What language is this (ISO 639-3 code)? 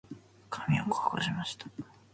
jpn